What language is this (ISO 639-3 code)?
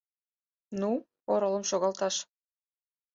chm